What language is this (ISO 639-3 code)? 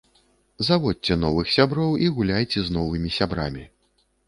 bel